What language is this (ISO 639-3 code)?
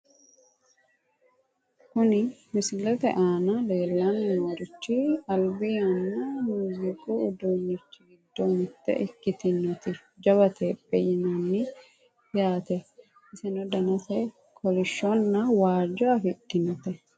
sid